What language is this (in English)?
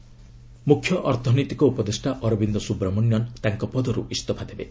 Odia